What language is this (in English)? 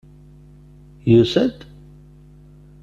Kabyle